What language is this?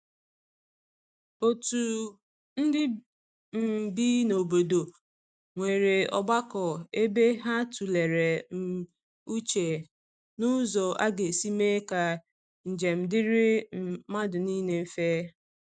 Igbo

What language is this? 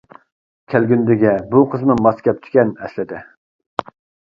Uyghur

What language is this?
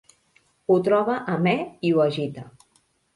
Catalan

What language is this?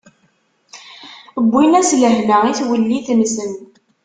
Kabyle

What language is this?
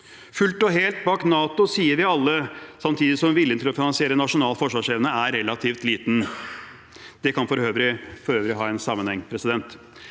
Norwegian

